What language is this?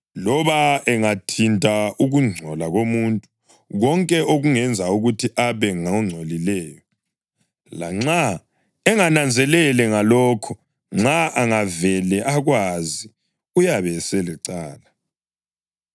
North Ndebele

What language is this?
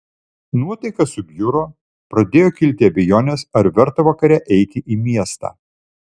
Lithuanian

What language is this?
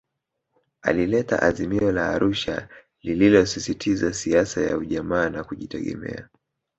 Swahili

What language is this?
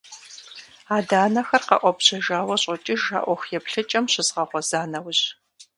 Kabardian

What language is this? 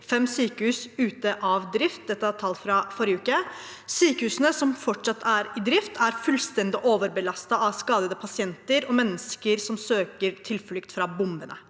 Norwegian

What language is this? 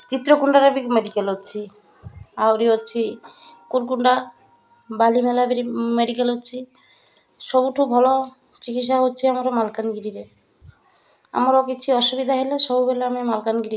Odia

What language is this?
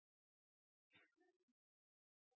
Norwegian Nynorsk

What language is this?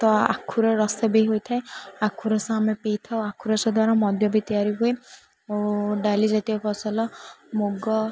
Odia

